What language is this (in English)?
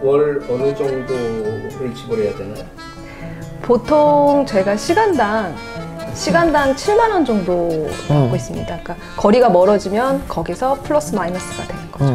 Korean